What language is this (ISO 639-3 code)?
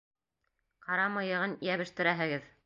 bak